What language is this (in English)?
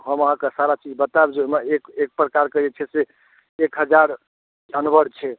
Maithili